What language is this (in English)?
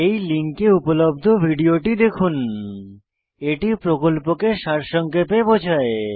Bangla